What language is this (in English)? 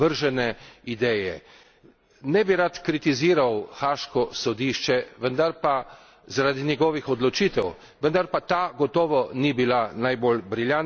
Slovenian